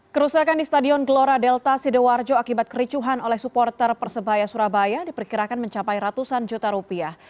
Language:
Indonesian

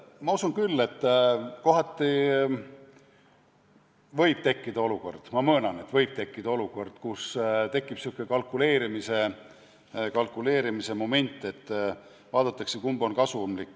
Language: Estonian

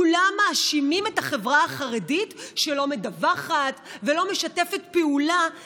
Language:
Hebrew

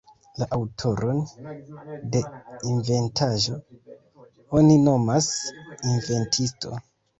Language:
Esperanto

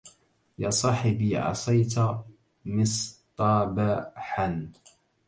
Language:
Arabic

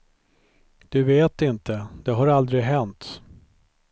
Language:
Swedish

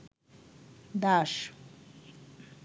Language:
Bangla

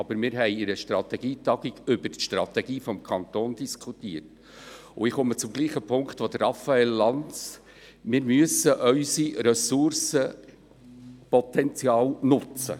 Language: Swiss German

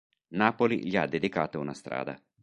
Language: Italian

